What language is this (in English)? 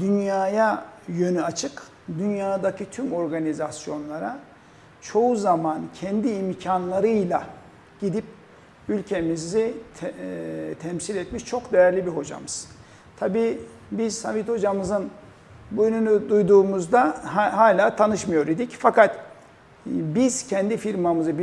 Turkish